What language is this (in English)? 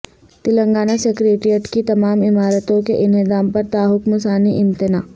Urdu